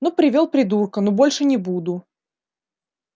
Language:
Russian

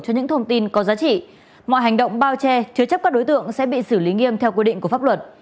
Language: Vietnamese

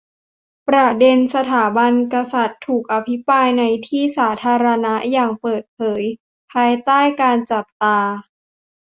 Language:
Thai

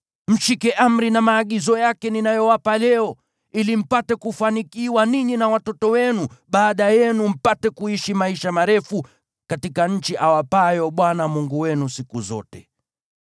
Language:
Swahili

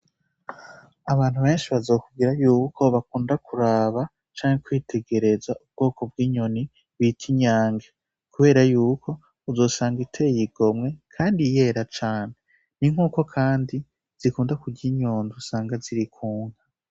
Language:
Rundi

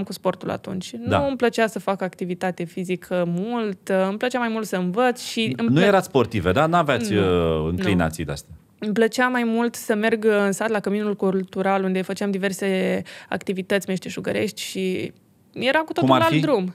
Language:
Romanian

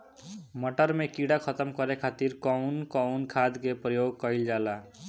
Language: Bhojpuri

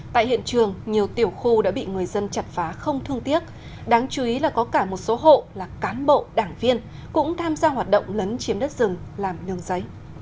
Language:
Vietnamese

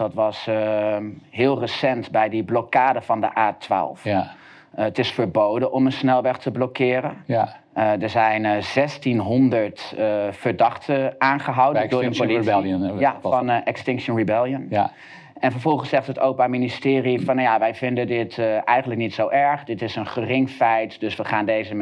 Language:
Dutch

